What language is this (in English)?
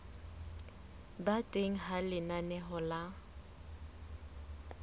Southern Sotho